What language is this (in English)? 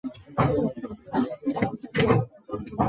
Chinese